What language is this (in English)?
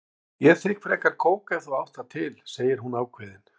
Icelandic